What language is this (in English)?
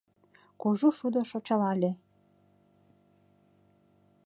Mari